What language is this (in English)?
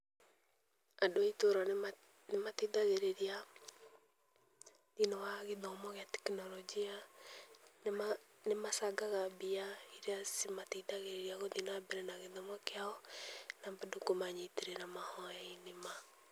Kikuyu